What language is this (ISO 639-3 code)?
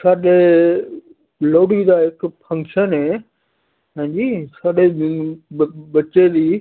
pan